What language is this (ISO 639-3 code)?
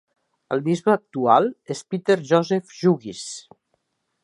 cat